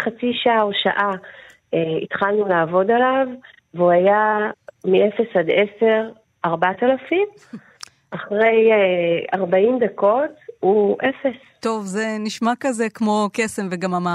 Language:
Hebrew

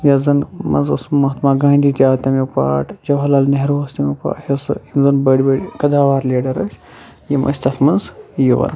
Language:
Kashmiri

